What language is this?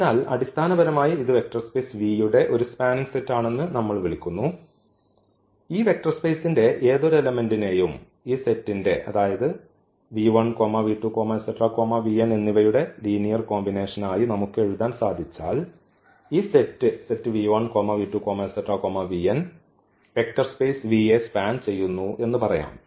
Malayalam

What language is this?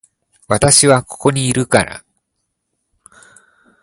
Japanese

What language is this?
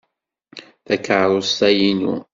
Kabyle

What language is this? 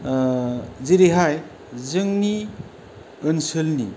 Bodo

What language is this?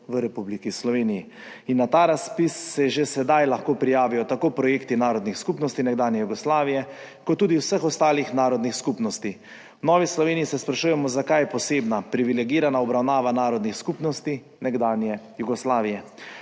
Slovenian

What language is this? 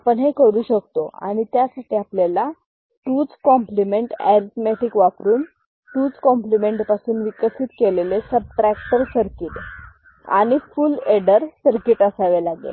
Marathi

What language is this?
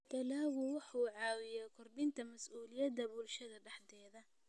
Somali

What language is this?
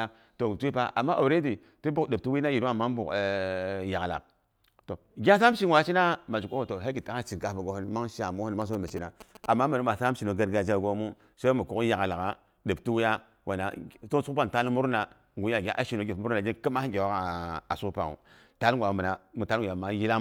Boghom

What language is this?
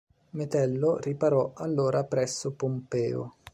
Italian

